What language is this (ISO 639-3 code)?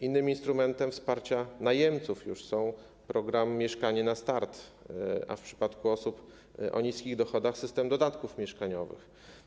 pol